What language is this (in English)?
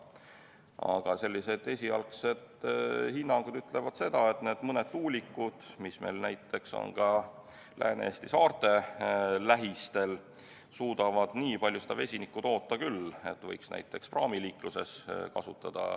Estonian